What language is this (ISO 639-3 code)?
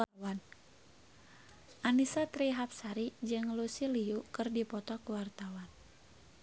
sun